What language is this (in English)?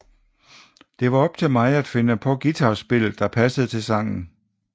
Danish